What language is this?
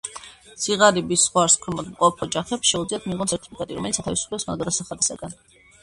Georgian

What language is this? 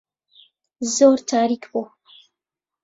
Central Kurdish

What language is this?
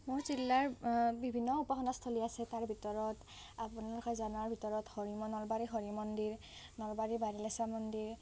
Assamese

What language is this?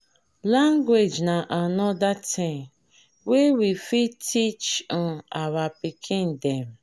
Nigerian Pidgin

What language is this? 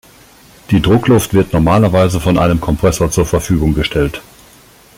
German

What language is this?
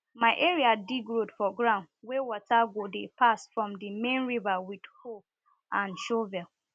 Nigerian Pidgin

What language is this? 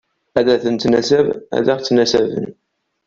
Kabyle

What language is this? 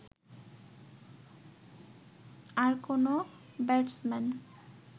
Bangla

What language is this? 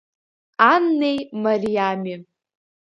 Abkhazian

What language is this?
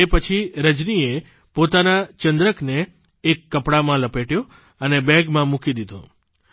Gujarati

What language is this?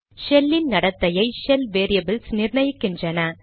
Tamil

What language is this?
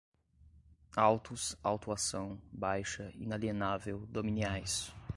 Portuguese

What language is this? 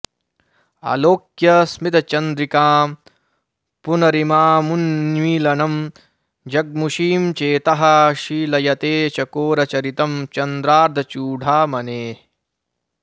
Sanskrit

